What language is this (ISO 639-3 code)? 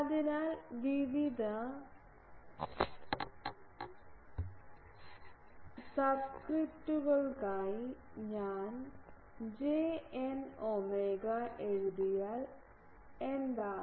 mal